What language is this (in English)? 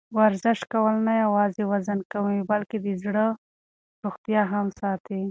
Pashto